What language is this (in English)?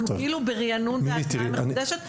Hebrew